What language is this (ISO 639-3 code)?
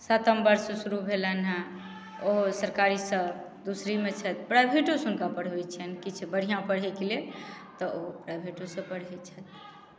mai